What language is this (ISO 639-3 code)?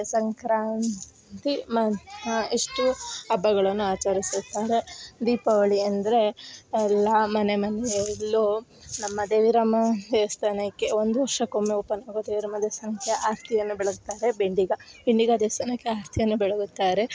kan